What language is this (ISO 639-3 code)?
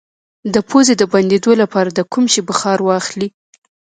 pus